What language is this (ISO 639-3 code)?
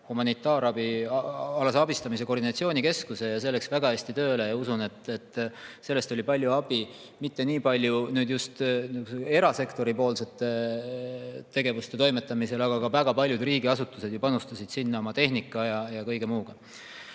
est